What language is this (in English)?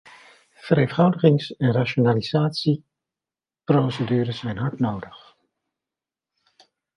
Dutch